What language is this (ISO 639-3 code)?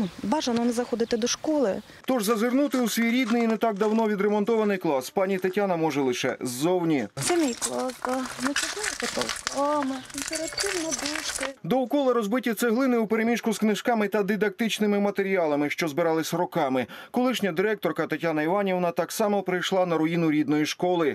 ukr